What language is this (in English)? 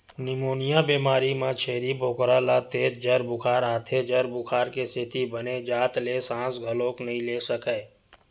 Chhattisgarhi